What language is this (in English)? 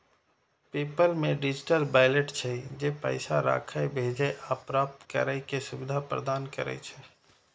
Maithili